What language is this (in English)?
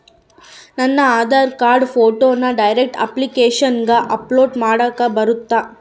Kannada